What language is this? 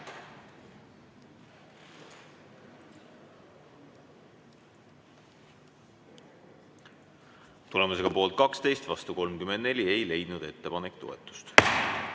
Estonian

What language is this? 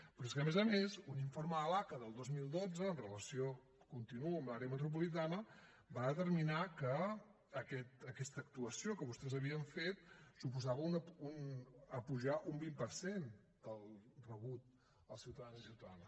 Catalan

